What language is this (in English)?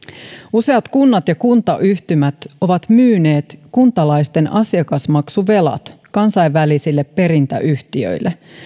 Finnish